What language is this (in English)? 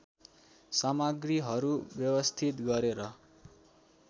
Nepali